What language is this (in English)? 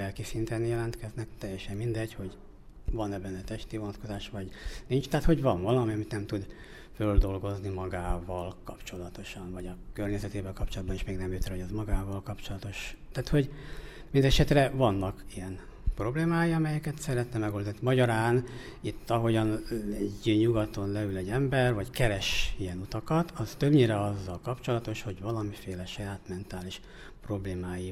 Hungarian